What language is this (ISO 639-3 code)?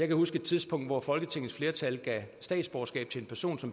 dan